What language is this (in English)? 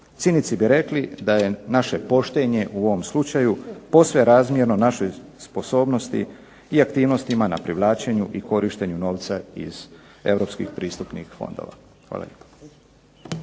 Croatian